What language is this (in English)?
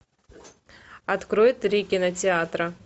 Russian